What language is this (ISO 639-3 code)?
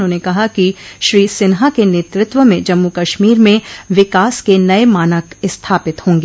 hin